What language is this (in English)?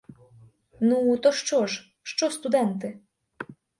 Ukrainian